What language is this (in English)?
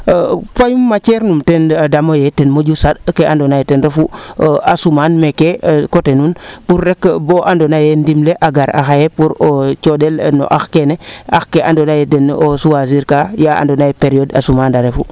Serer